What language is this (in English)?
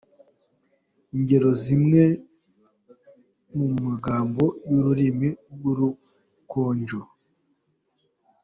Kinyarwanda